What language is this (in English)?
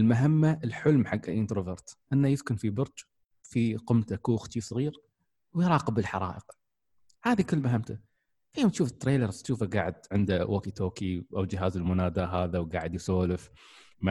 Arabic